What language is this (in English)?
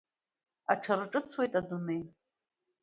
Abkhazian